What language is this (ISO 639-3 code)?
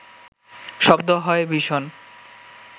ben